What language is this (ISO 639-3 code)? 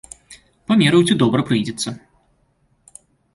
bel